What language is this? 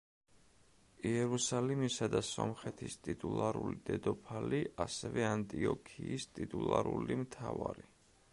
Georgian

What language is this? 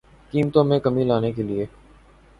Urdu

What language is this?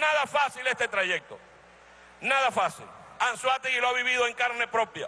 Spanish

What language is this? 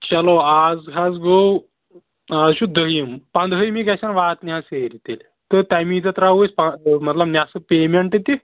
Kashmiri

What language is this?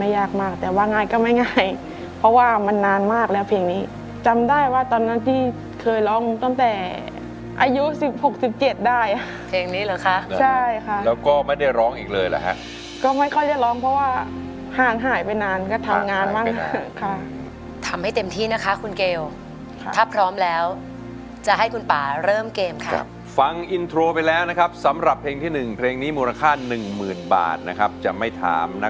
Thai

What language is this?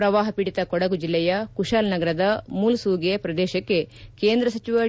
Kannada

